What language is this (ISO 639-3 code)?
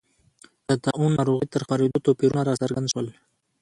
pus